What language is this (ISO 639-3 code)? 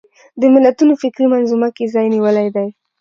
pus